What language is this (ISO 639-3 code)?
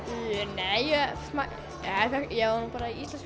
isl